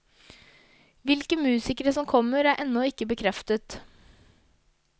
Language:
Norwegian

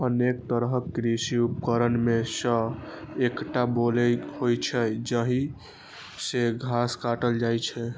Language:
Maithili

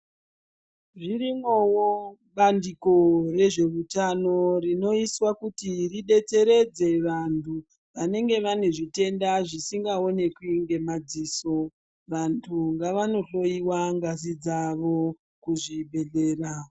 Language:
Ndau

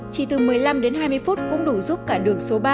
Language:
Vietnamese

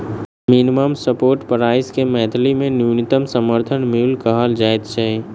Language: Maithili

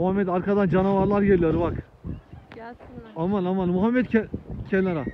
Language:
Turkish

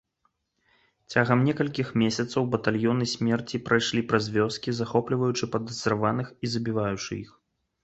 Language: Belarusian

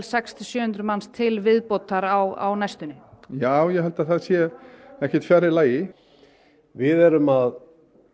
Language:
Icelandic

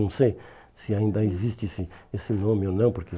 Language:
Portuguese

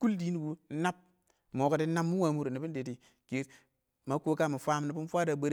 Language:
Awak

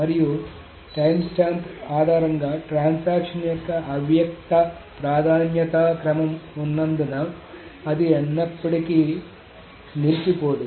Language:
Telugu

